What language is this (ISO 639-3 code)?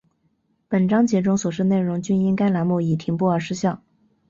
zho